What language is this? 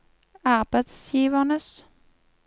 Norwegian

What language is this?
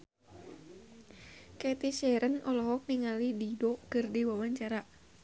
Sundanese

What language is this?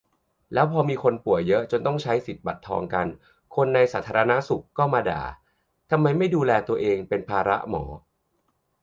Thai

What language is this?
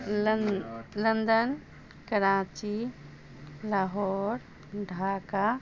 Maithili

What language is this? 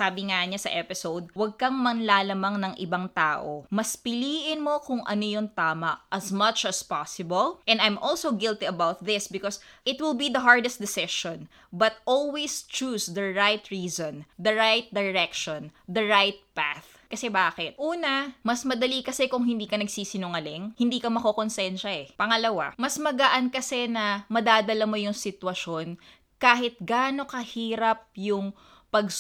Filipino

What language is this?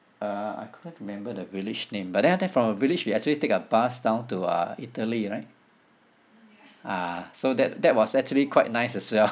English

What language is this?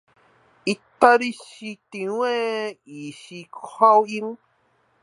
Chinese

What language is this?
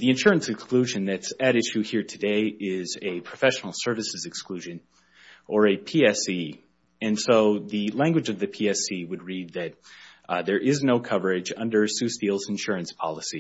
English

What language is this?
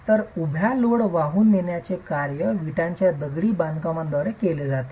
Marathi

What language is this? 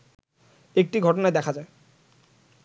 Bangla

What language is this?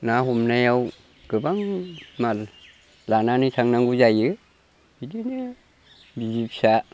Bodo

